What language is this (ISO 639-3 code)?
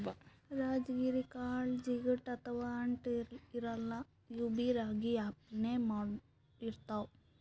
kan